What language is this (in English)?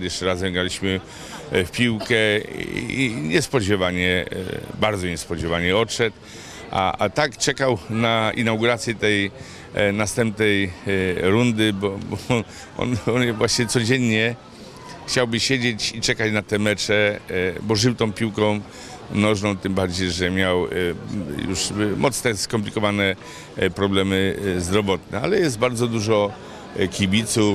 Polish